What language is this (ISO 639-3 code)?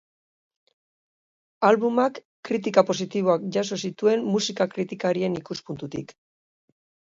eus